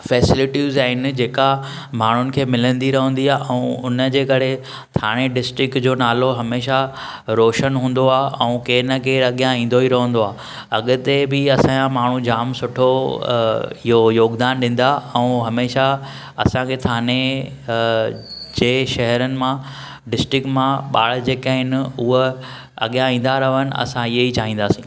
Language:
Sindhi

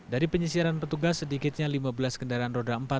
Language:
Indonesian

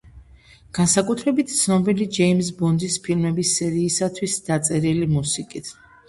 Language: Georgian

